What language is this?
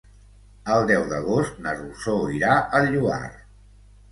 Catalan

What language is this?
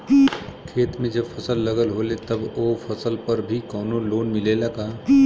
Bhojpuri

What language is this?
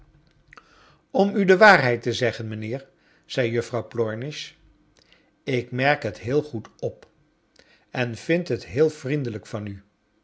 Dutch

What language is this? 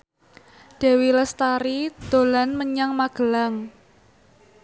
Javanese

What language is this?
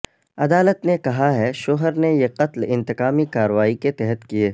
Urdu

